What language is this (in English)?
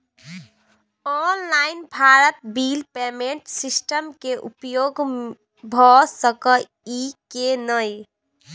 Maithili